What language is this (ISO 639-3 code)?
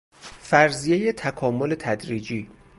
fas